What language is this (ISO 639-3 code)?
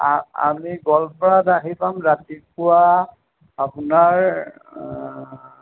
asm